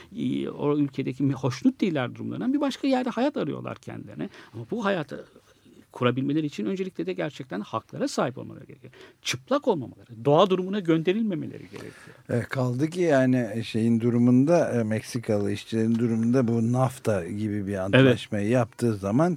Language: Turkish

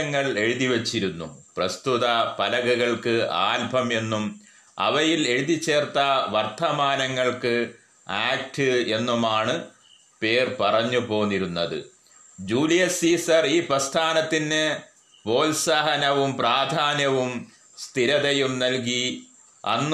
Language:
Malayalam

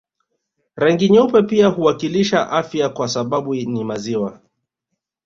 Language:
Swahili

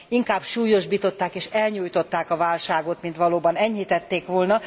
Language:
Hungarian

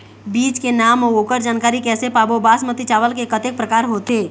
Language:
Chhattisgarhi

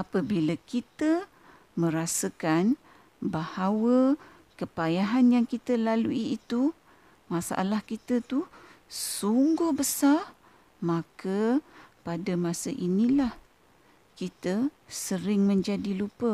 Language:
Malay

